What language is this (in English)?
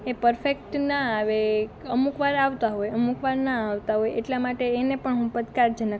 Gujarati